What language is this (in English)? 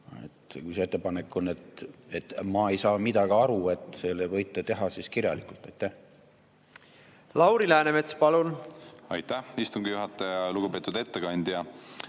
Estonian